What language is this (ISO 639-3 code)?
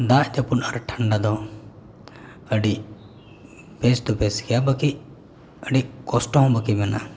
sat